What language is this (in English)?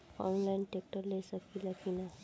Bhojpuri